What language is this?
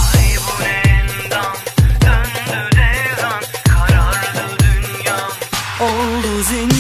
Turkish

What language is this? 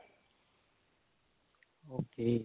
Punjabi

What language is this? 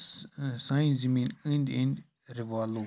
Kashmiri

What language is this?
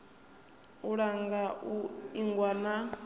Venda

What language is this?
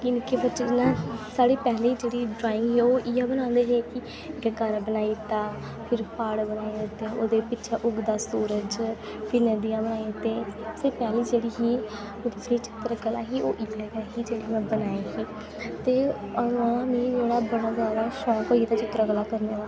Dogri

